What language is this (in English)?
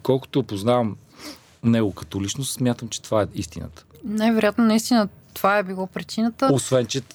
Bulgarian